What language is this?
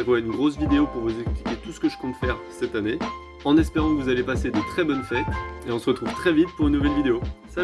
French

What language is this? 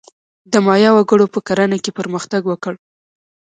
Pashto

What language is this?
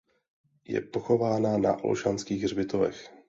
Czech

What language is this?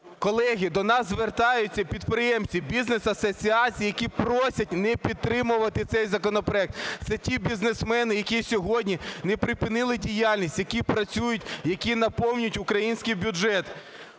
Ukrainian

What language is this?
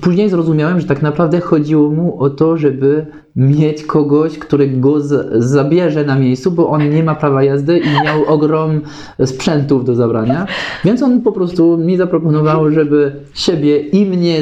Polish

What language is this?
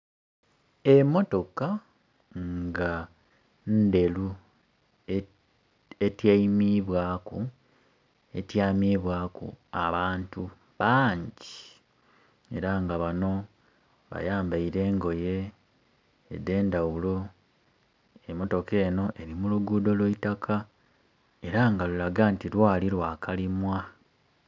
Soga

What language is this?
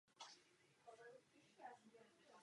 Czech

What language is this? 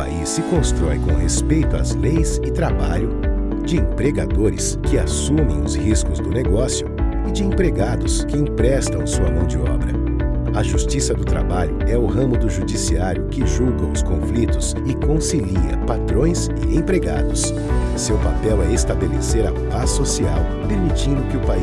Portuguese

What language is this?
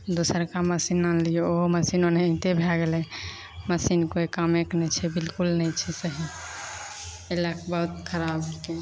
Maithili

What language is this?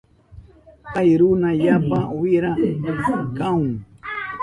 Southern Pastaza Quechua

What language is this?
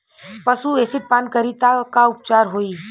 Bhojpuri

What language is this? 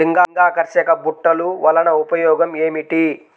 Telugu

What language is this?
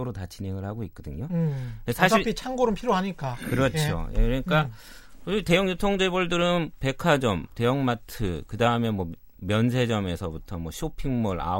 Korean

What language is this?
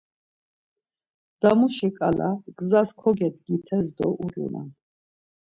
Laz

